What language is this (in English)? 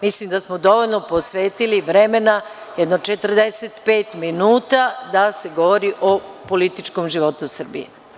Serbian